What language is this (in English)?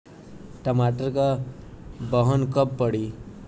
Bhojpuri